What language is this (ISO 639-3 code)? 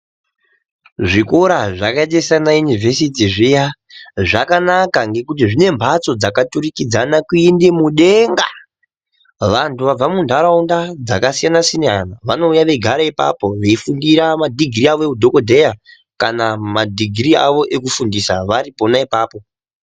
ndc